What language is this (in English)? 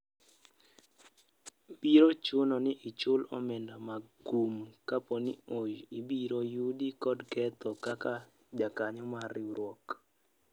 Luo (Kenya and Tanzania)